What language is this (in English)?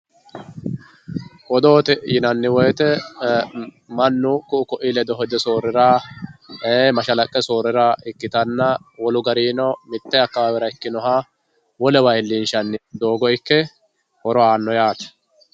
Sidamo